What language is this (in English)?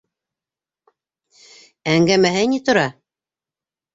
Bashkir